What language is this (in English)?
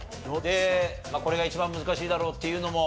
Japanese